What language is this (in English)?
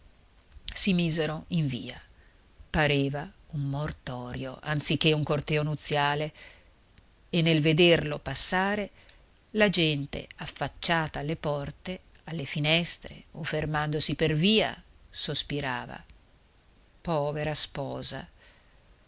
Italian